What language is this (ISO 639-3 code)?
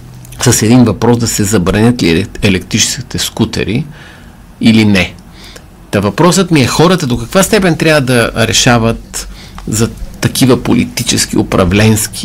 bul